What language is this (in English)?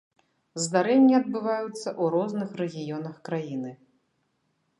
Belarusian